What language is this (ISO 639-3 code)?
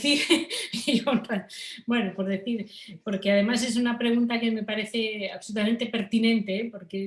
spa